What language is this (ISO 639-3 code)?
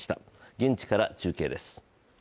jpn